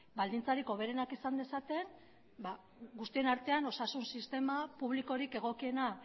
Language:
Basque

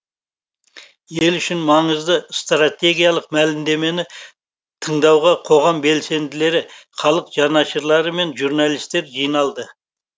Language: Kazakh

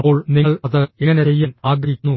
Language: Malayalam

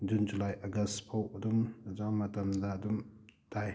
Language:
Manipuri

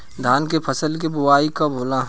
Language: Bhojpuri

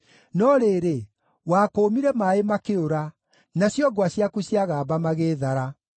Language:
Kikuyu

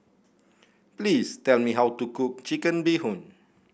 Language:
English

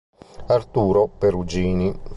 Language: Italian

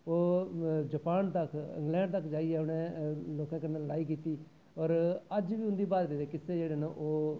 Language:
Dogri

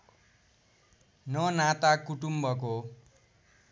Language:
Nepali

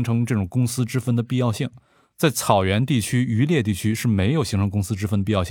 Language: Chinese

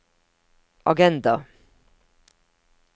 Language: Norwegian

